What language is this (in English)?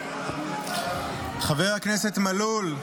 Hebrew